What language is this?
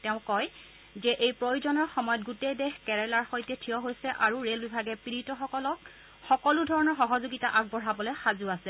Assamese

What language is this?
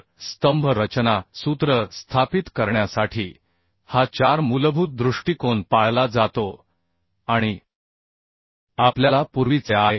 Marathi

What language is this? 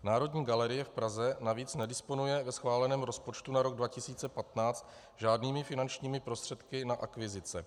Czech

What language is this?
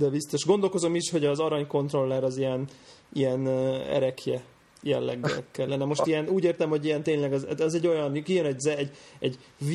Hungarian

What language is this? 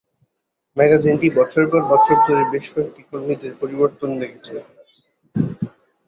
Bangla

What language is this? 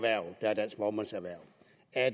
Danish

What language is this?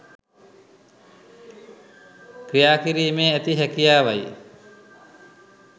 Sinhala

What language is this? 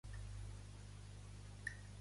Catalan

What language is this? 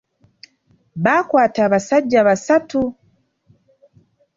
Ganda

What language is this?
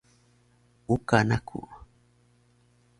Taroko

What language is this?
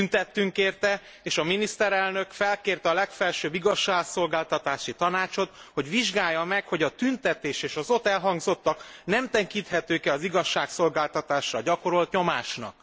Hungarian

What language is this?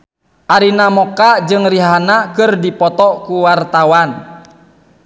Sundanese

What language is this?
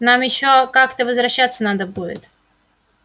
Russian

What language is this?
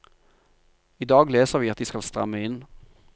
Norwegian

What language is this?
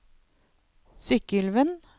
Norwegian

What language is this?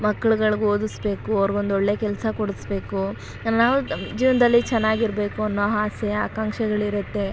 Kannada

